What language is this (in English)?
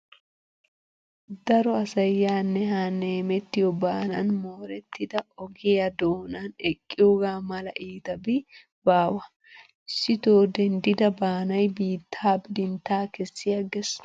Wolaytta